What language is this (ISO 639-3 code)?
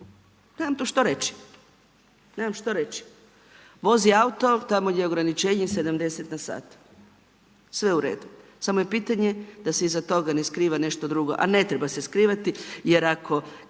hrv